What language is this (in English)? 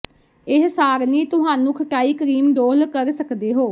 Punjabi